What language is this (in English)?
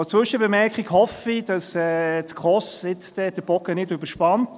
Swiss German